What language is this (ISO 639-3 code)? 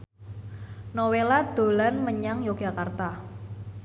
jav